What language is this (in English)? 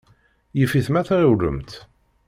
Kabyle